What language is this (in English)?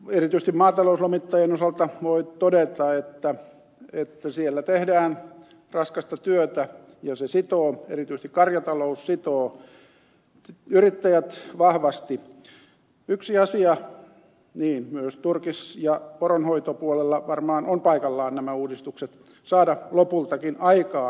Finnish